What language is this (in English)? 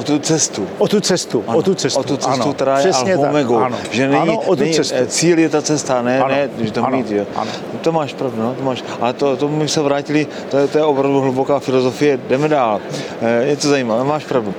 Czech